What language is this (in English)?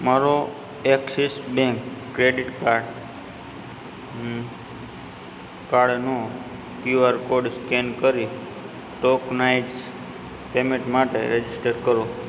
Gujarati